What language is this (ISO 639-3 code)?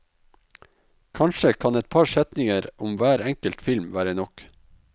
nor